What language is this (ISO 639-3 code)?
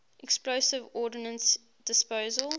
eng